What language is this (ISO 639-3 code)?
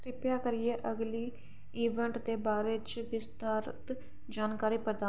doi